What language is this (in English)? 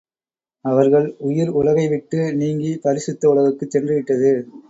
Tamil